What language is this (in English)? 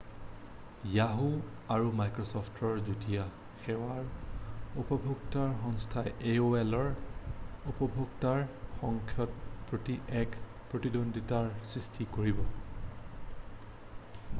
Assamese